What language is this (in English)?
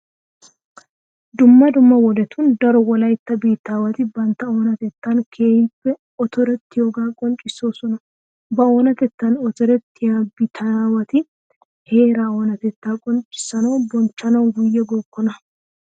Wolaytta